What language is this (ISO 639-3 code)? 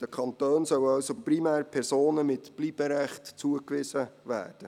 gsw